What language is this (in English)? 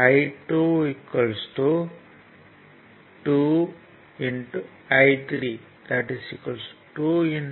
Tamil